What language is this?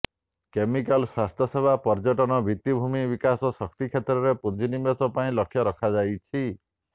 Odia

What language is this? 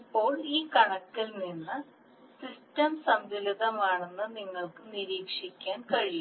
Malayalam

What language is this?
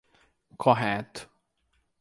Portuguese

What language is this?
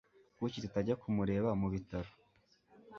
Kinyarwanda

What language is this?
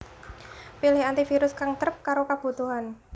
Javanese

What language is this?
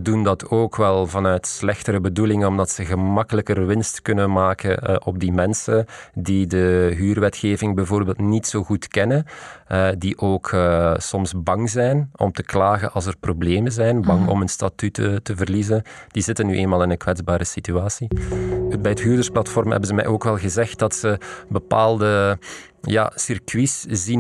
Dutch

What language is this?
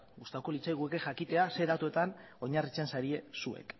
Basque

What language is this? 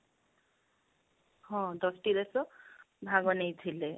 Odia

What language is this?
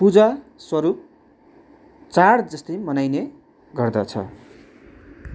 Nepali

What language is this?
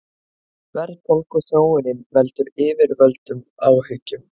Icelandic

